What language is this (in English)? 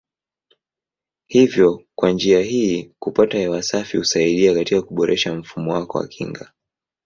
Swahili